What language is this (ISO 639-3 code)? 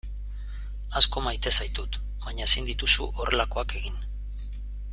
eus